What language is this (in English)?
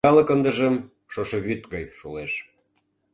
Mari